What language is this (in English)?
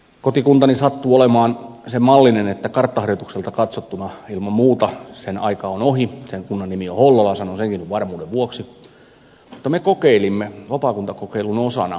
Finnish